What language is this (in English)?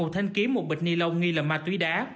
Vietnamese